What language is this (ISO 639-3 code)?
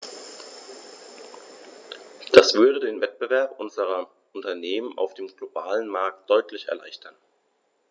deu